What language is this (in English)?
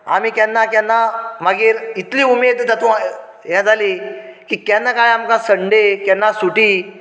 Konkani